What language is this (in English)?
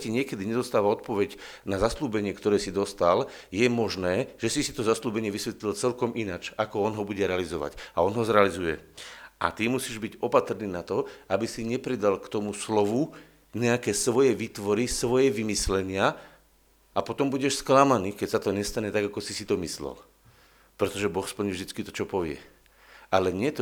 Slovak